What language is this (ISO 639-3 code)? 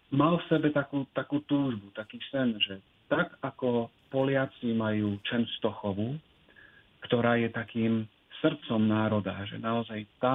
slk